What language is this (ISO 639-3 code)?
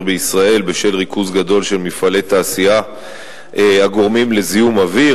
heb